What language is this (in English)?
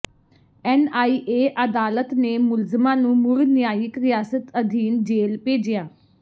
Punjabi